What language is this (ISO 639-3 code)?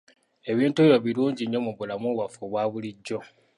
lug